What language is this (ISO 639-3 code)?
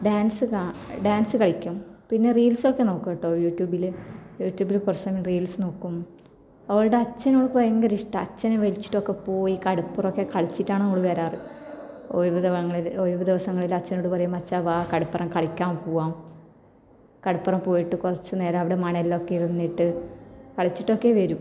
mal